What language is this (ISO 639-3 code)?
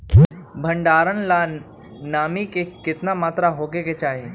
mag